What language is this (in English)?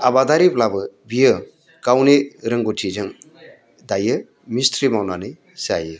Bodo